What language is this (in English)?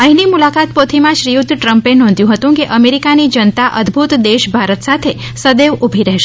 Gujarati